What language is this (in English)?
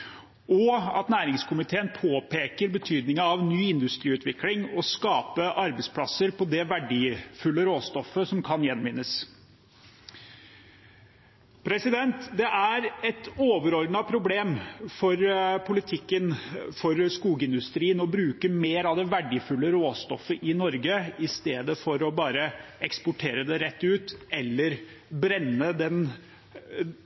Norwegian Bokmål